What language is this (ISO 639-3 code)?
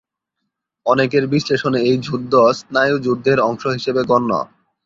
ben